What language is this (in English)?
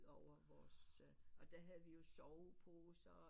Danish